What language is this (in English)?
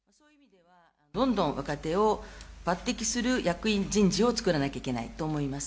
Japanese